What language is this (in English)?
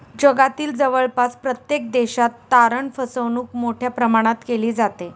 Marathi